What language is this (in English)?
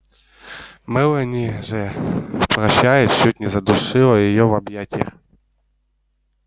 Russian